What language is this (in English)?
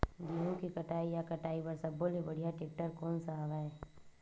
Chhattisgarhi